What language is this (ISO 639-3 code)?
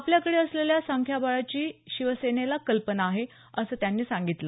mar